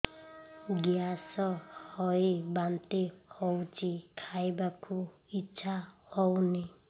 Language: Odia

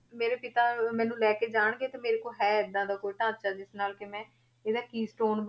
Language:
Punjabi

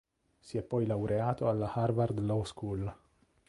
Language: Italian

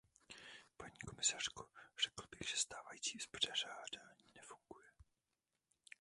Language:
Czech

